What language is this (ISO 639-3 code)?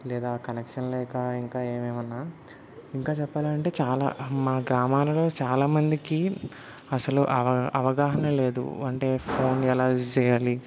tel